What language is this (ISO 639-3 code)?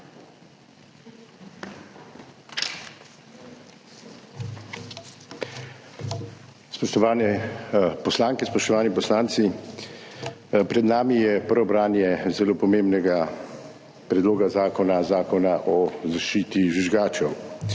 slv